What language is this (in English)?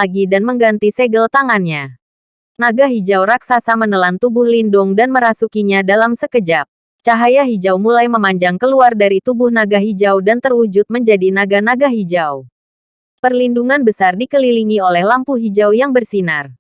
Indonesian